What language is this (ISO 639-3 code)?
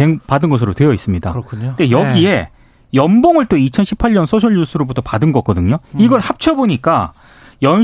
kor